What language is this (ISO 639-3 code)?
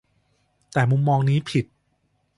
tha